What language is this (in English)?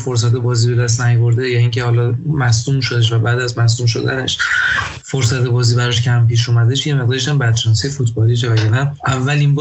Persian